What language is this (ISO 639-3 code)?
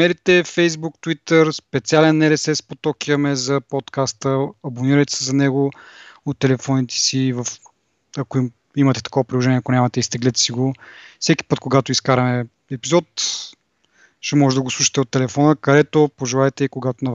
bul